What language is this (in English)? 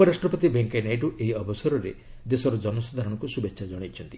Odia